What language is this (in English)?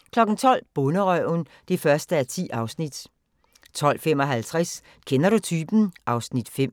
Danish